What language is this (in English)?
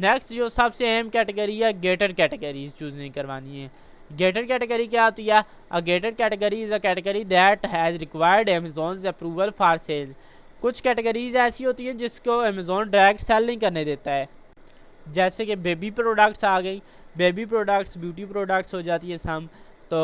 Urdu